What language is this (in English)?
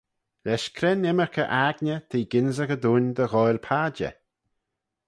Manx